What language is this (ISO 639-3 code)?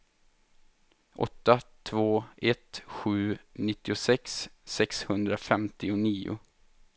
swe